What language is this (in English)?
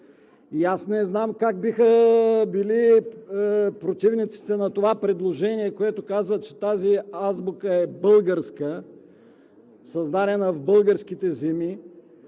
Bulgarian